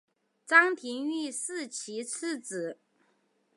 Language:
Chinese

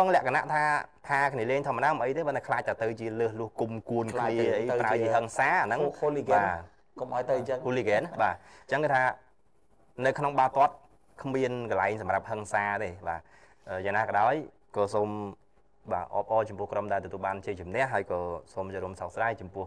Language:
Vietnamese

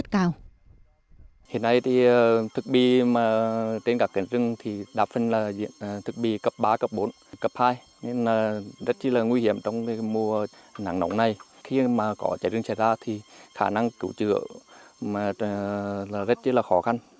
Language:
Vietnamese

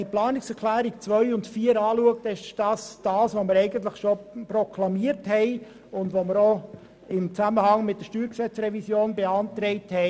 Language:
Swiss German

